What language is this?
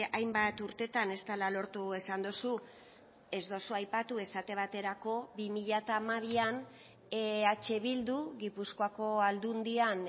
Basque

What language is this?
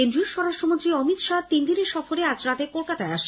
Bangla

